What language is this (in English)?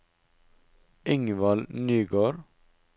Norwegian